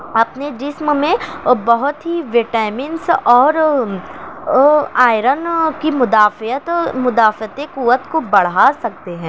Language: Urdu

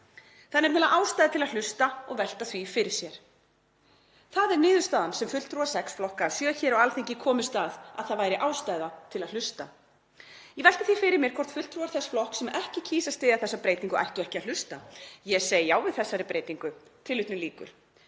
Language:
Icelandic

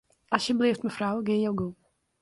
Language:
Western Frisian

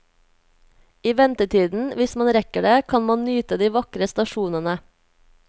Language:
Norwegian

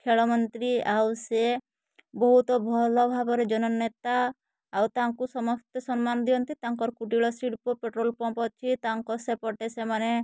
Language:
Odia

